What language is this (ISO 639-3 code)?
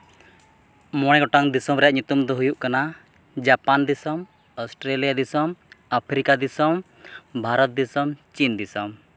sat